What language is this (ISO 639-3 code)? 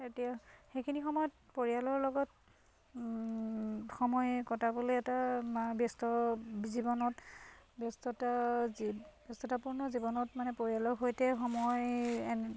asm